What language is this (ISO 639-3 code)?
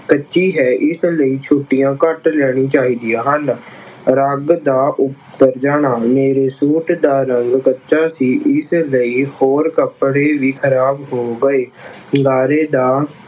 pan